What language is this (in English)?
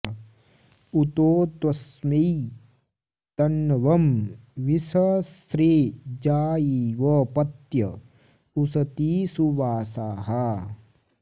Sanskrit